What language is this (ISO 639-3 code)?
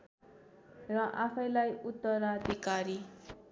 nep